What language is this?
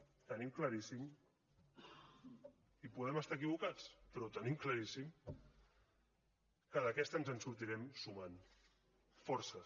Catalan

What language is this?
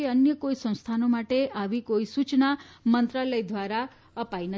Gujarati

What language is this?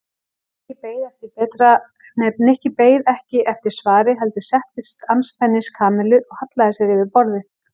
Icelandic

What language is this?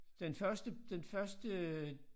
Danish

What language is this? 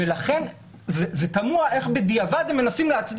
Hebrew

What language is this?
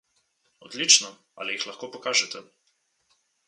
Slovenian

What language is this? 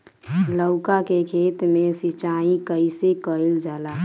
Bhojpuri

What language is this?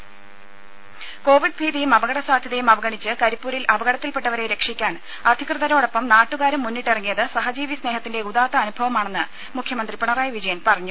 Malayalam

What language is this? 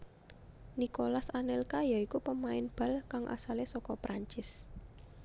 Javanese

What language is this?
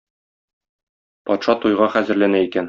Tatar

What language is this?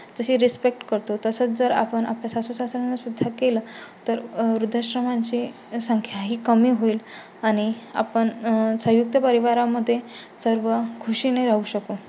Marathi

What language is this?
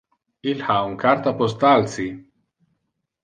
Interlingua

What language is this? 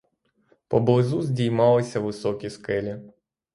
Ukrainian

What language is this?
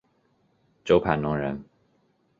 Chinese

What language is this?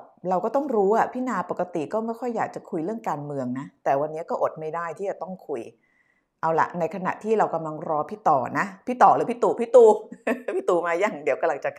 Thai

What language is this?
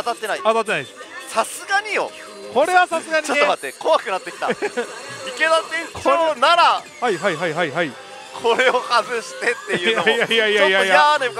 Japanese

